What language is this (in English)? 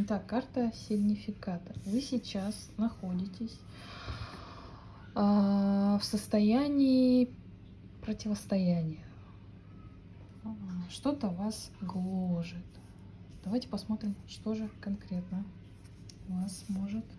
Russian